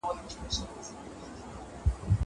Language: Pashto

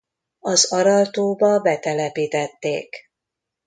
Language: Hungarian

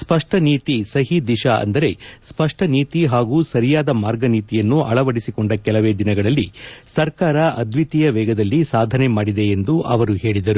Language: Kannada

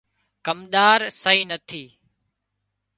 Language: Wadiyara Koli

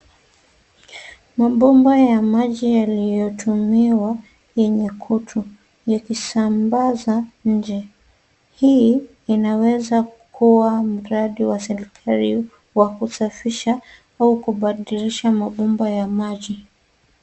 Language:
Swahili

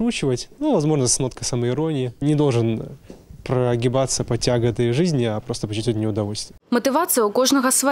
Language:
Russian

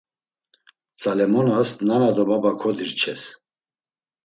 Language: Laz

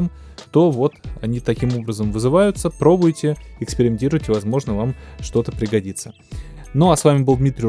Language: Russian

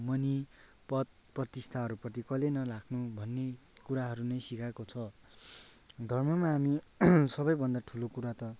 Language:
Nepali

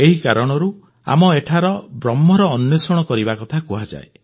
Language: Odia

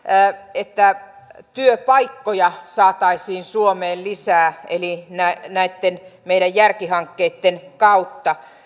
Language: Finnish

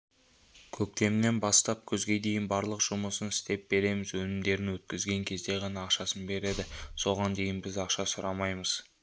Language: Kazakh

